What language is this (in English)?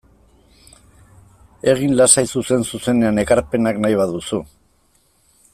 Basque